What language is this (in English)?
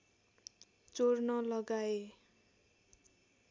Nepali